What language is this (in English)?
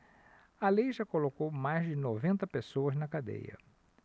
Portuguese